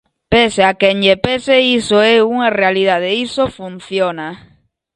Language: Galician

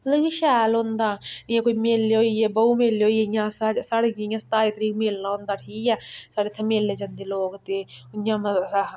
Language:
Dogri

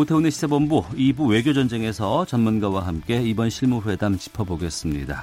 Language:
Korean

